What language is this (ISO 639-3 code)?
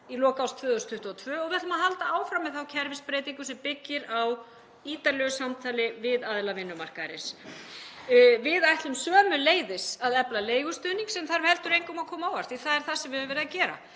isl